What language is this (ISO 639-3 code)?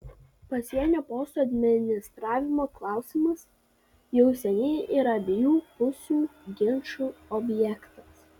lit